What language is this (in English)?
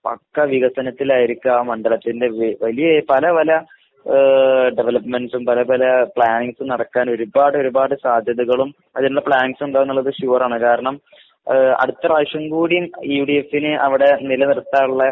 Malayalam